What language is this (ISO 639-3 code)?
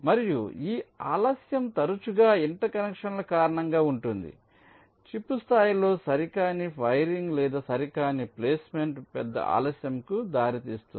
tel